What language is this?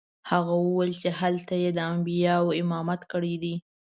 Pashto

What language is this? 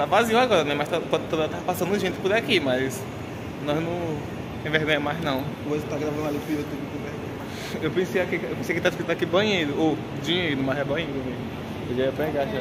Portuguese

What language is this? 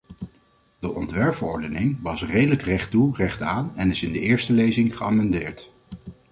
Dutch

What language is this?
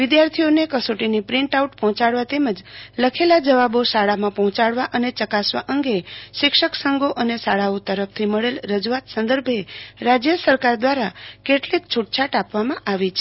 Gujarati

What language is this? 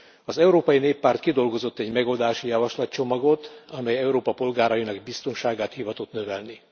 Hungarian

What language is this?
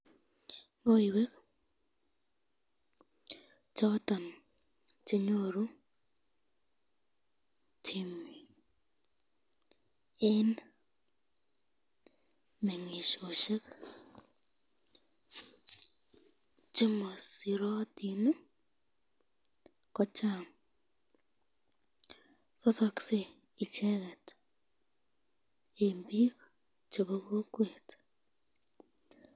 Kalenjin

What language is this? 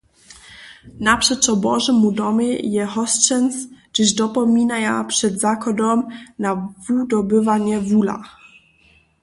Upper Sorbian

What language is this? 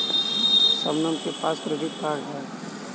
Hindi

